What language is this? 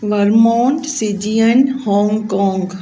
Sindhi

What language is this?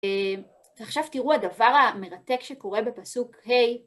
Hebrew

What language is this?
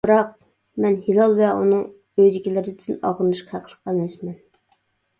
Uyghur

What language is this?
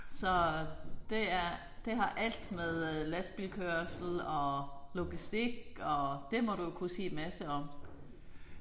Danish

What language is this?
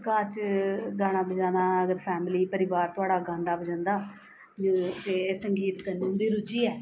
Dogri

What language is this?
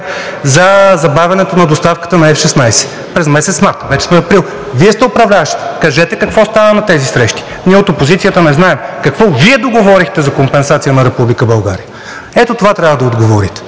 Bulgarian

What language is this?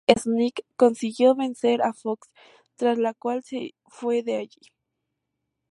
Spanish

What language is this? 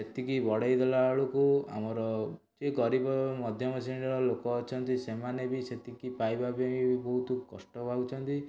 Odia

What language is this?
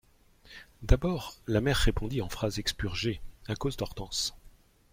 French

